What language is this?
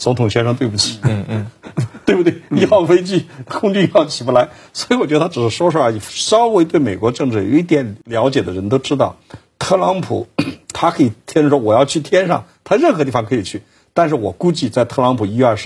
Chinese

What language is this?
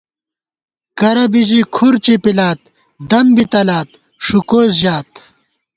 Gawar-Bati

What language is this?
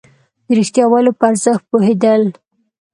Pashto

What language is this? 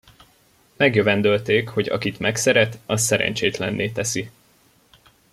Hungarian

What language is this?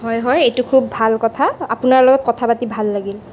Assamese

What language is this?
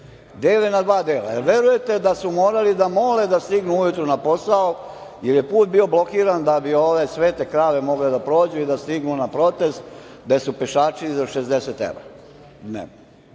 Serbian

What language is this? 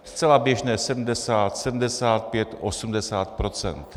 Czech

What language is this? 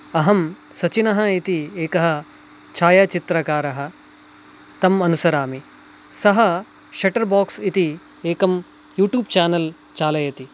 Sanskrit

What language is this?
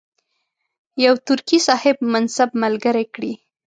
Pashto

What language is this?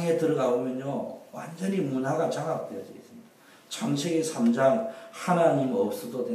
Korean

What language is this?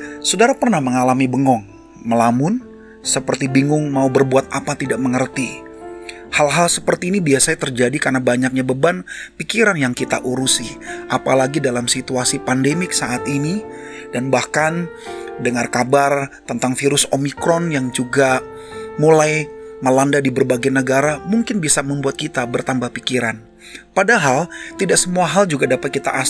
Indonesian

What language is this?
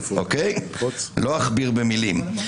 Hebrew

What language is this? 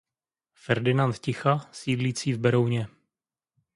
Czech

